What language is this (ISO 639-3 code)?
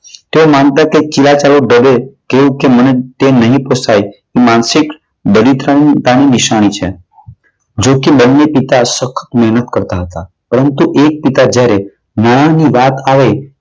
guj